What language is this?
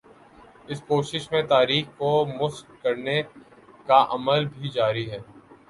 Urdu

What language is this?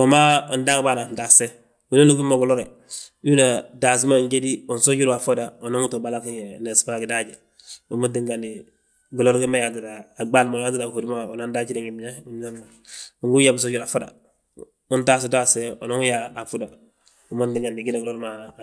Balanta-Ganja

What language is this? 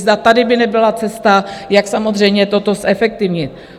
Czech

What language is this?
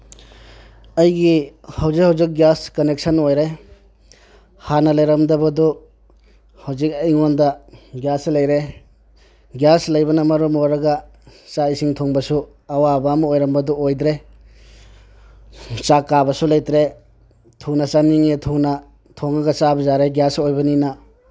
Manipuri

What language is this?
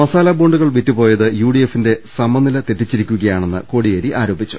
Malayalam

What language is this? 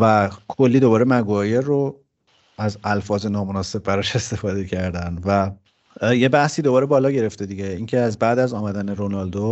Persian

